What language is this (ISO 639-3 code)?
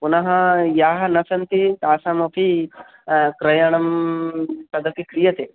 san